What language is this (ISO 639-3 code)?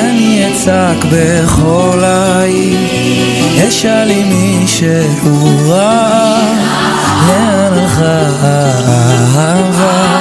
heb